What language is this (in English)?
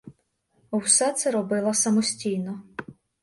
Ukrainian